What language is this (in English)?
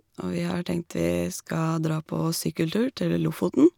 Norwegian